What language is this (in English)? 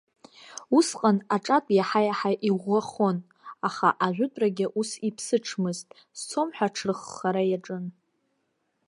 Abkhazian